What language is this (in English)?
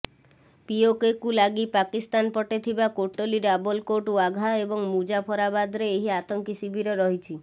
Odia